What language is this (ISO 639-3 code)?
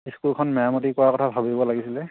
asm